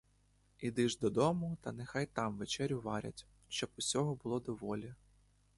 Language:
Ukrainian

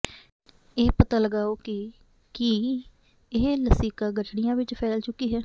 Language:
Punjabi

